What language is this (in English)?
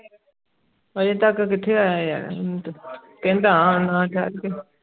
Punjabi